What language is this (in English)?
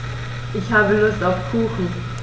German